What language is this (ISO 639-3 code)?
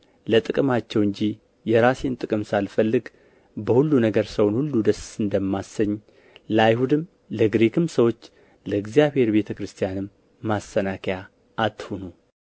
amh